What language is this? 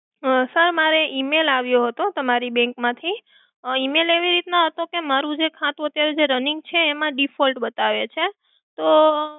Gujarati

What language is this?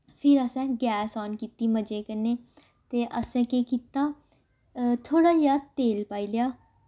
Dogri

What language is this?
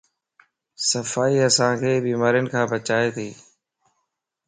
Lasi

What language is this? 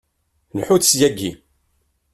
Kabyle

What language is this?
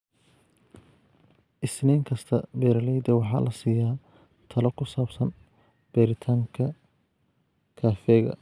Somali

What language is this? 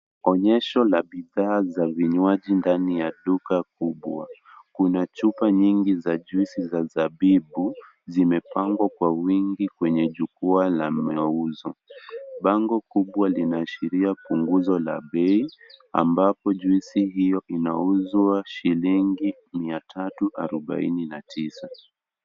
Swahili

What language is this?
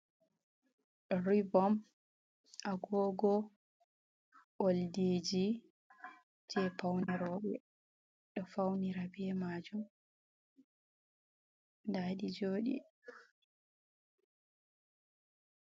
Fula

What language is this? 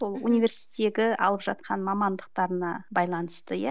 Kazakh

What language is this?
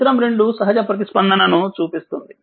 Telugu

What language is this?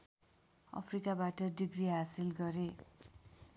Nepali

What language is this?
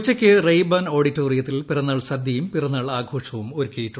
Malayalam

